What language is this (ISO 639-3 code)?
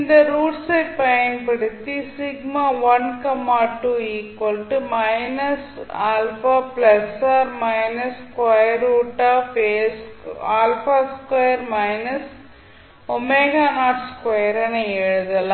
tam